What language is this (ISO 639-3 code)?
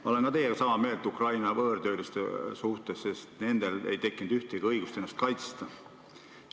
est